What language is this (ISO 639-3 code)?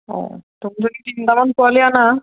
asm